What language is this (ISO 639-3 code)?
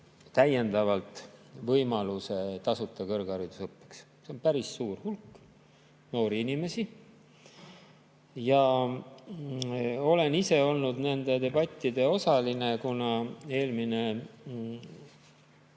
est